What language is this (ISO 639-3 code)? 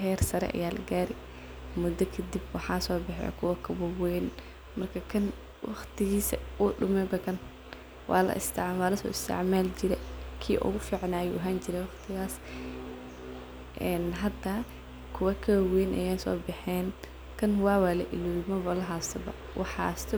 som